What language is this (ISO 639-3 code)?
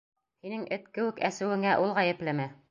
bak